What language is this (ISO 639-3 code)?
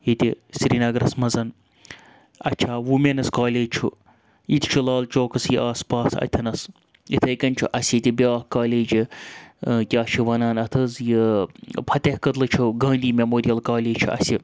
kas